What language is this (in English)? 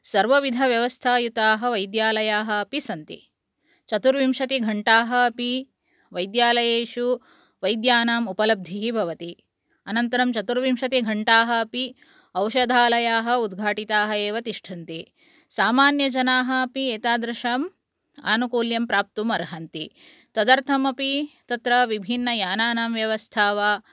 Sanskrit